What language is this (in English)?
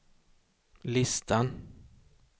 Swedish